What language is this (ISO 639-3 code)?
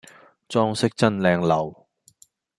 yue